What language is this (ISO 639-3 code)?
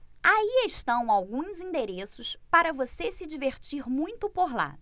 por